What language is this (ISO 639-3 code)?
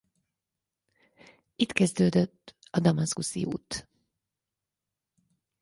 hun